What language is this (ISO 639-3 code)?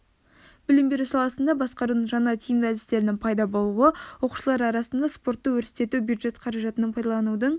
kaz